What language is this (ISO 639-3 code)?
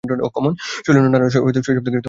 ben